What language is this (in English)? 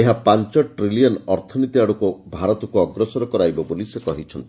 Odia